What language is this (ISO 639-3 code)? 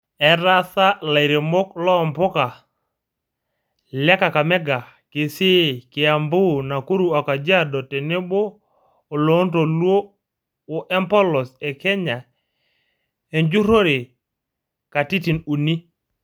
mas